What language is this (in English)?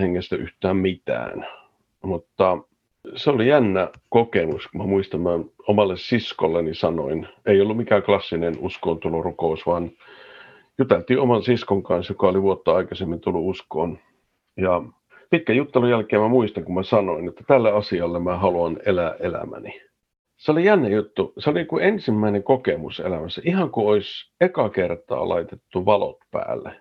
Finnish